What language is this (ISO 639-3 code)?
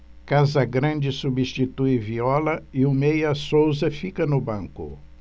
por